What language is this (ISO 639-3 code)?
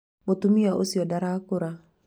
kik